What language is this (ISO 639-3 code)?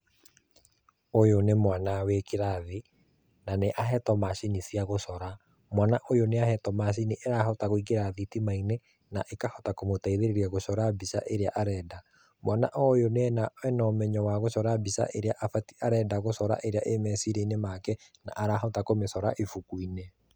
kik